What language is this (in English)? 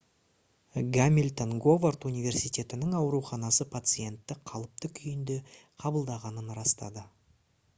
Kazakh